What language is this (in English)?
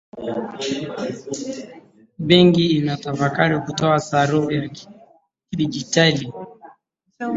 Swahili